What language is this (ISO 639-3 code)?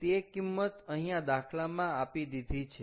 guj